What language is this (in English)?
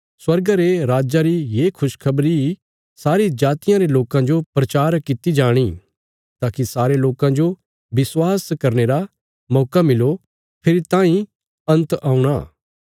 Bilaspuri